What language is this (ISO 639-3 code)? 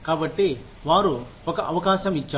tel